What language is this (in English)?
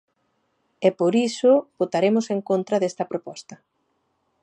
Galician